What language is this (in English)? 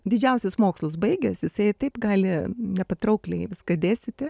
Lithuanian